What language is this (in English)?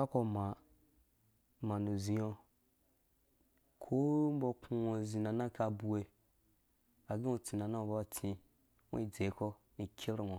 Dũya